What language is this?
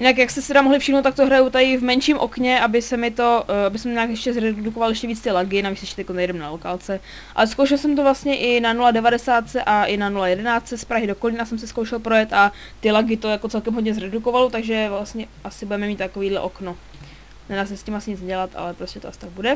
Czech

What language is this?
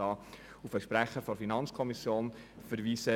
Swiss German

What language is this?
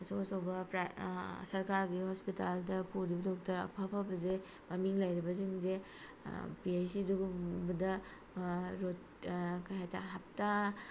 Manipuri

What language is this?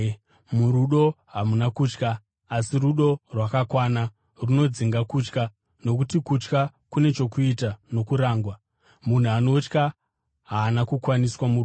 Shona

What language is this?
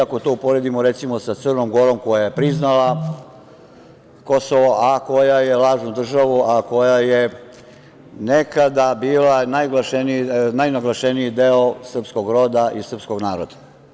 Serbian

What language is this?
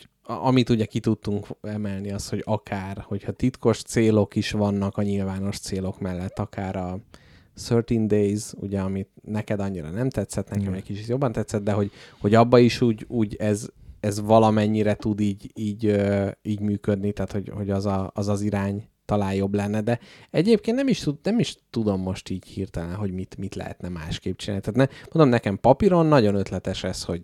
Hungarian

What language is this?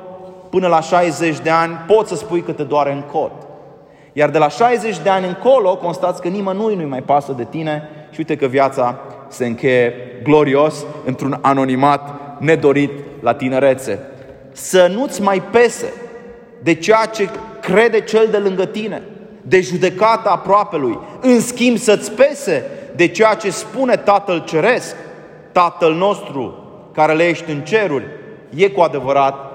Romanian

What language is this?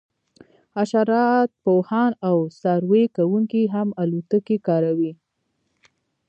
Pashto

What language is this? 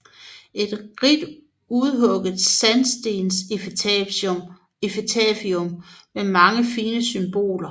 Danish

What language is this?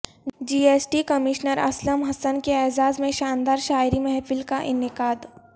Urdu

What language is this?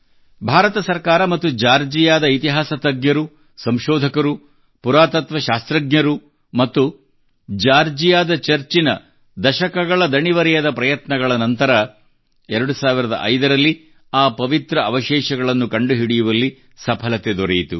Kannada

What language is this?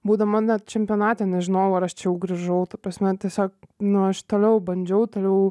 Lithuanian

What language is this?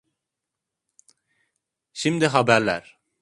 Turkish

